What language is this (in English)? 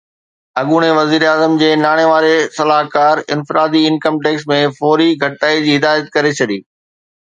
Sindhi